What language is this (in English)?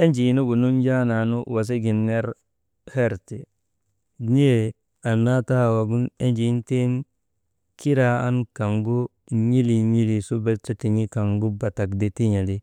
Maba